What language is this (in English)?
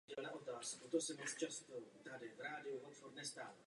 Czech